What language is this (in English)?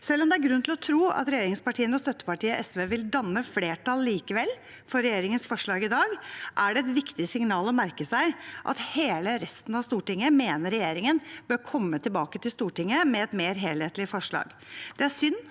Norwegian